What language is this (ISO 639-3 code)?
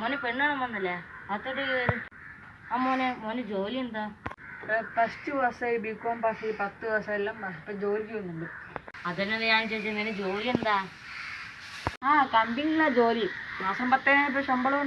mal